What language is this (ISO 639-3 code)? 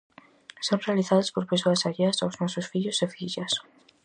glg